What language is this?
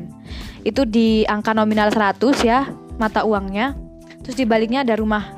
Indonesian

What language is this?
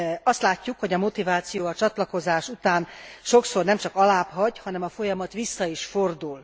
Hungarian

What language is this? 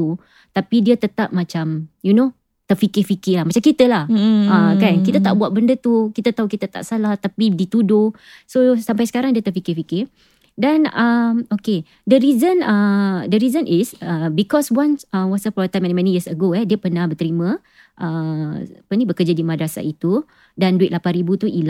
Malay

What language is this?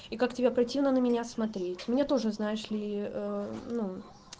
Russian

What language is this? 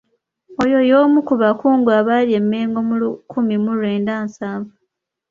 Ganda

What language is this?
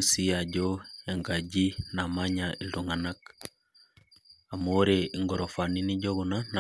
Masai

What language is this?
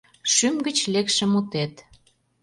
Mari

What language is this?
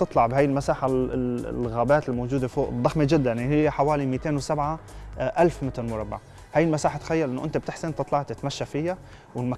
Arabic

